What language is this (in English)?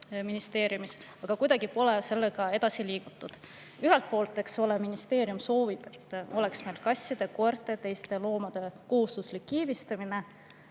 Estonian